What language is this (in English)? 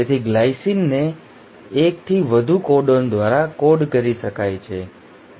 Gujarati